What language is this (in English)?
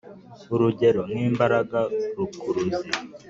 Kinyarwanda